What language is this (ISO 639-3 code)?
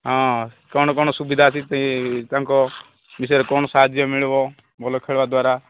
ori